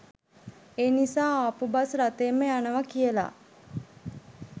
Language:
Sinhala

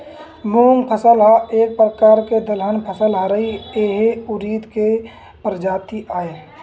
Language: Chhattisgarhi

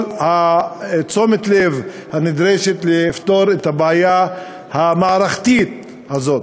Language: Hebrew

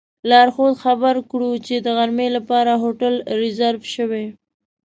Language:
Pashto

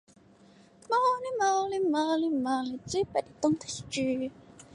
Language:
Chinese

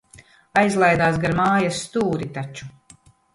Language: Latvian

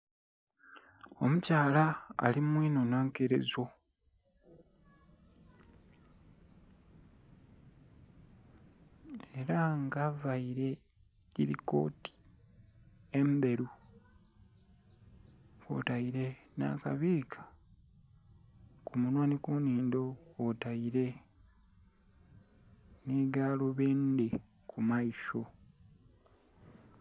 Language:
Soga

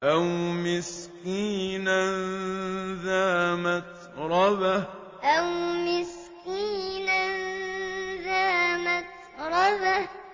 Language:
Arabic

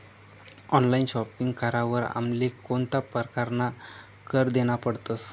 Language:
Marathi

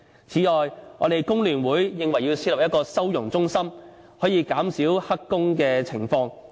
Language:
Cantonese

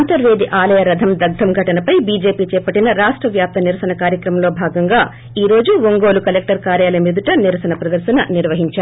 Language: Telugu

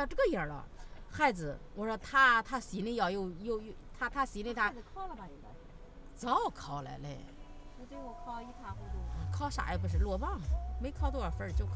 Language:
Chinese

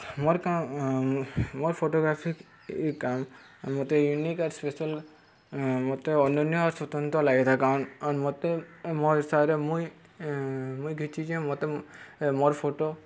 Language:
Odia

